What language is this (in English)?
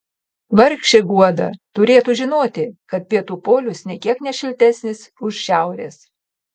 Lithuanian